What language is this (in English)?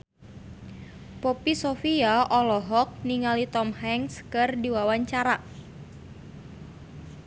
Sundanese